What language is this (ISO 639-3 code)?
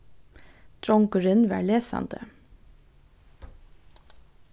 fao